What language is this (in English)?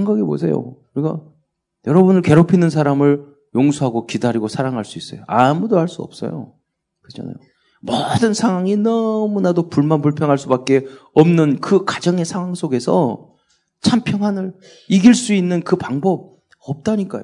Korean